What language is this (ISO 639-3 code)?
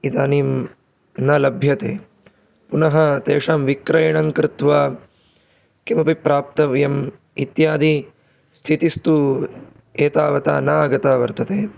san